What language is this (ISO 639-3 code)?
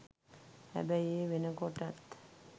sin